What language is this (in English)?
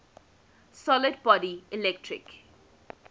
English